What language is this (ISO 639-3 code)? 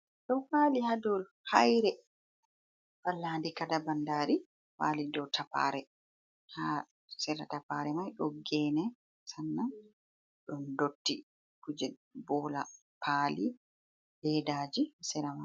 ful